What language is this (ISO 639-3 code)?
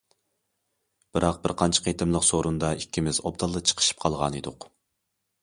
uig